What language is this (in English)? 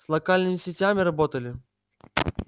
Russian